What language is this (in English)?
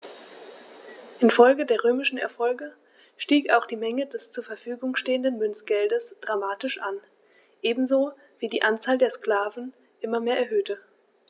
German